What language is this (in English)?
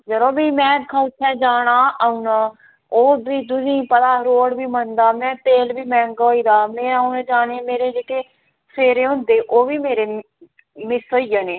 Dogri